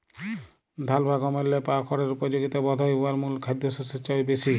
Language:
Bangla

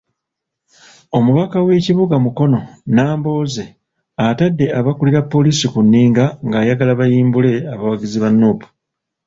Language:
Ganda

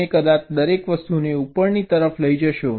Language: Gujarati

